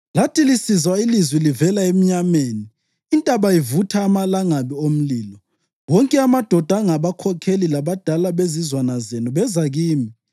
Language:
North Ndebele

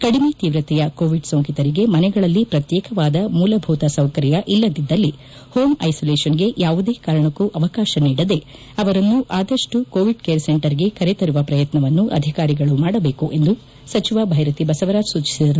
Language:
Kannada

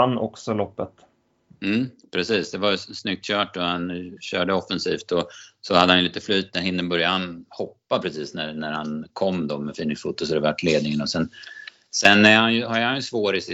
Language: Swedish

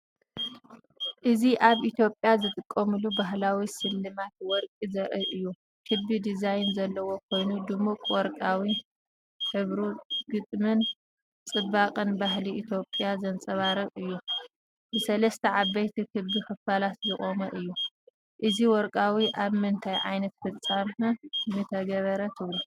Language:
Tigrinya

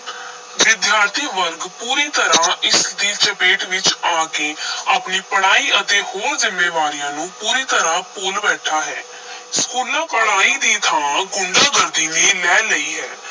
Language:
Punjabi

